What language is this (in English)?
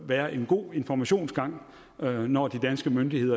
Danish